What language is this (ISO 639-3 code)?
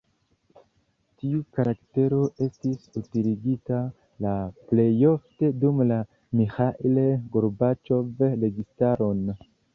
epo